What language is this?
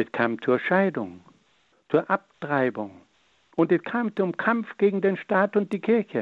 German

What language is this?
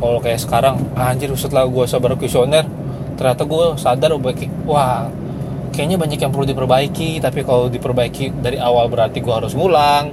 Indonesian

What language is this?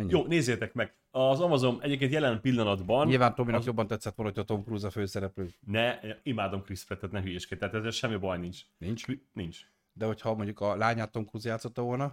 Hungarian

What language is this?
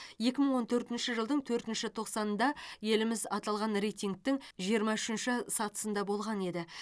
Kazakh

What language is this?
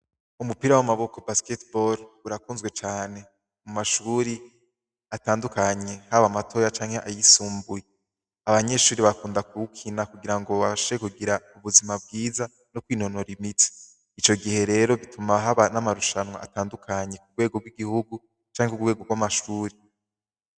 Rundi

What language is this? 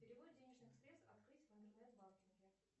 Russian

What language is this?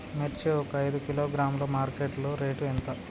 Telugu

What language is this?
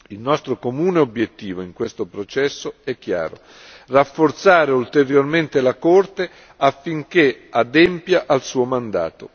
Italian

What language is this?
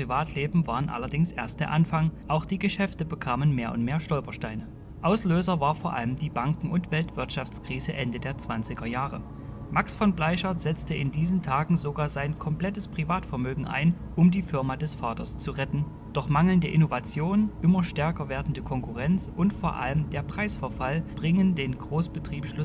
German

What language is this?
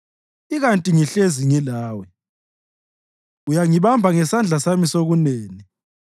North Ndebele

